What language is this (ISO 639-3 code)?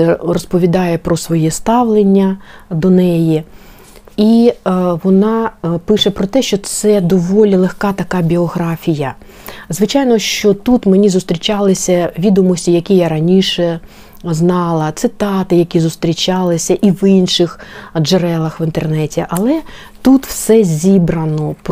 ukr